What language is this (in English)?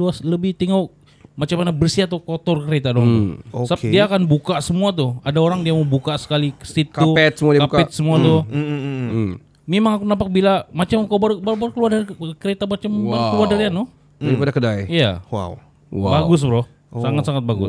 Malay